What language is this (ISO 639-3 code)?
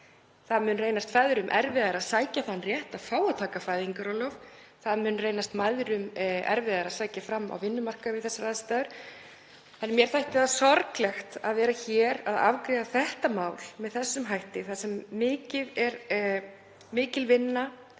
isl